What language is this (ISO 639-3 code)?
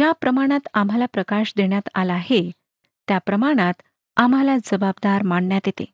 mar